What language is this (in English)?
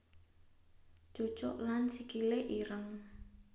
Javanese